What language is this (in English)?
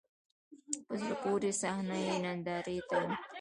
Pashto